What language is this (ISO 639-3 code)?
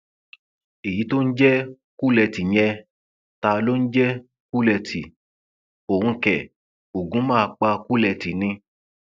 yor